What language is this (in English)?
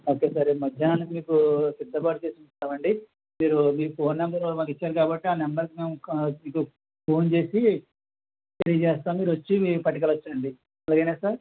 Telugu